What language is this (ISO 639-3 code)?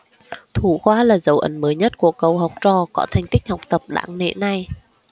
vie